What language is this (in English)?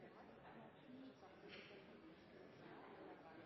Norwegian Nynorsk